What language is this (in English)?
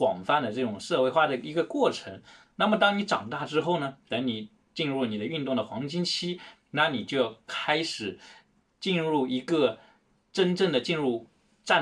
Chinese